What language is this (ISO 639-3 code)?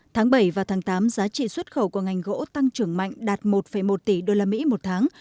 vie